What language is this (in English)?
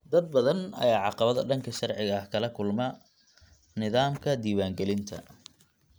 Somali